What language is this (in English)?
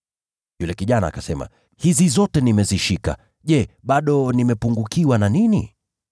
Swahili